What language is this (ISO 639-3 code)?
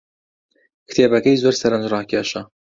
ckb